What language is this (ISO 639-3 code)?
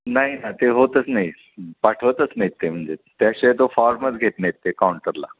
mar